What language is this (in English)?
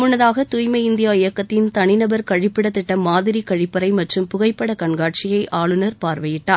Tamil